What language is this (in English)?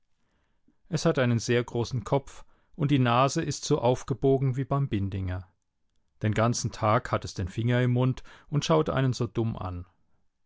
German